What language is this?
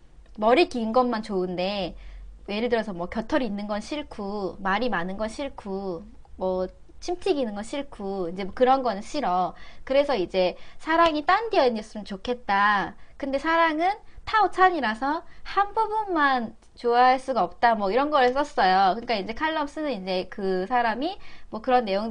Korean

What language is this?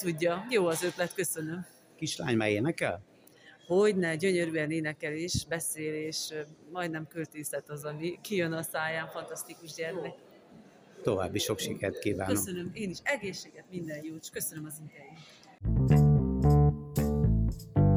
Hungarian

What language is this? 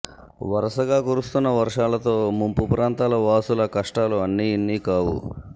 Telugu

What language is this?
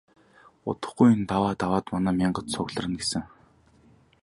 Mongolian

